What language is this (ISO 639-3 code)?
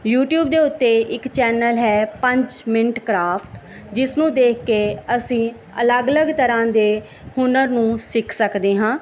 pan